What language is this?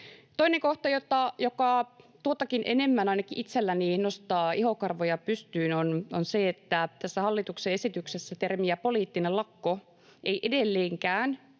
Finnish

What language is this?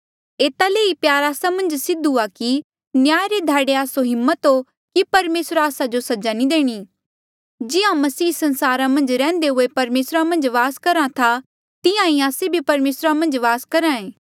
Mandeali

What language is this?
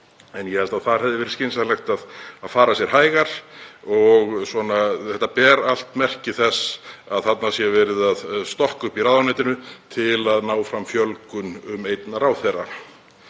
Icelandic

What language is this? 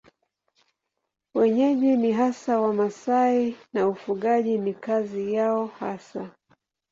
Swahili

